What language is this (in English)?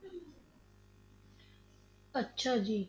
Punjabi